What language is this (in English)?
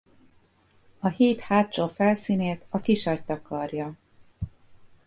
Hungarian